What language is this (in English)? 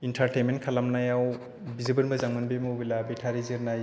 Bodo